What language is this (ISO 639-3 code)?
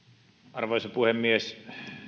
fin